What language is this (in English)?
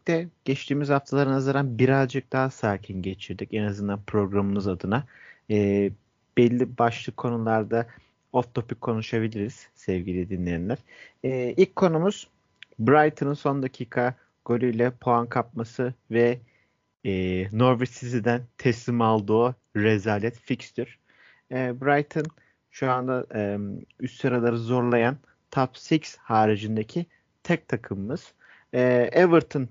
Turkish